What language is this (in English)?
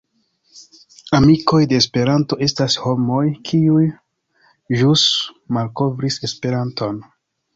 Esperanto